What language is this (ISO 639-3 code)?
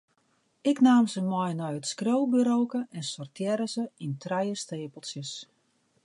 fry